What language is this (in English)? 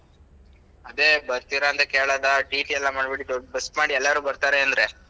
Kannada